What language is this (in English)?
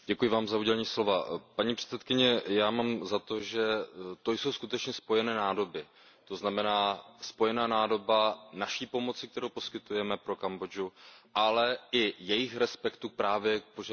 Czech